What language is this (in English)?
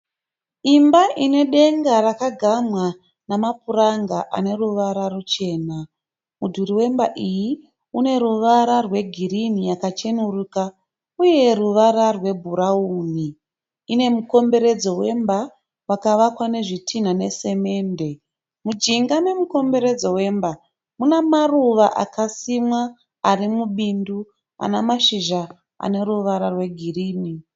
Shona